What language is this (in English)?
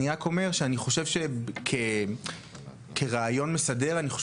Hebrew